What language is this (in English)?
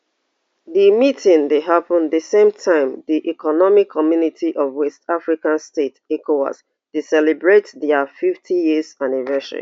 Nigerian Pidgin